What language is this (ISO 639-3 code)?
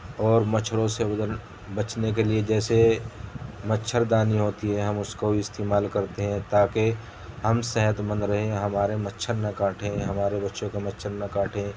urd